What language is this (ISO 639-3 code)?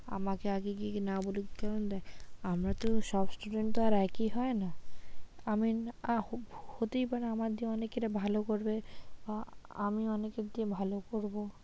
ben